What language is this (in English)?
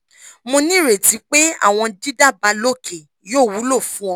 Yoruba